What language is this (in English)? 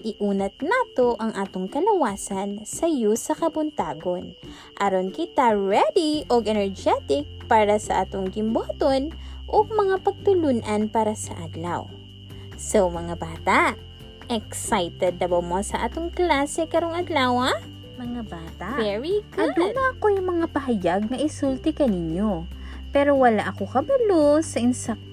Filipino